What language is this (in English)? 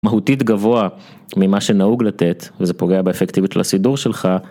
Hebrew